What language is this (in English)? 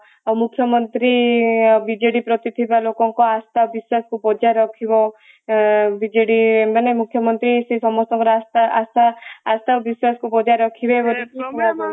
Odia